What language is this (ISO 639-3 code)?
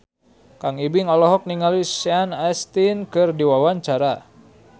sun